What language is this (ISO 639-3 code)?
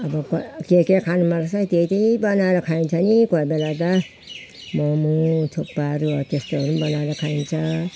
nep